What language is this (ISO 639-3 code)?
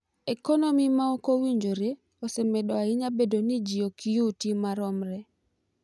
luo